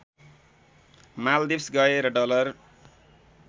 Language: Nepali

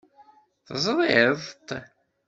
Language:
Kabyle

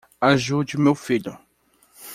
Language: Portuguese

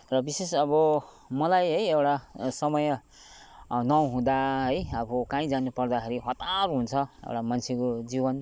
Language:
Nepali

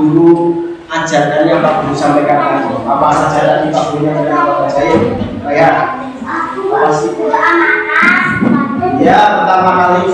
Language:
Indonesian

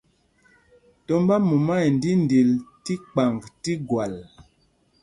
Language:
Mpumpong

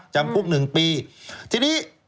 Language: Thai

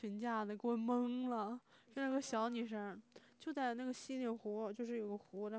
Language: Chinese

